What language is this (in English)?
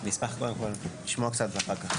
Hebrew